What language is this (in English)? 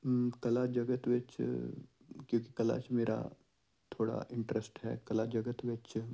Punjabi